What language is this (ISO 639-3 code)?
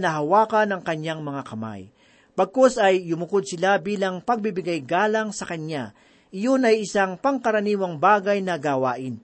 fil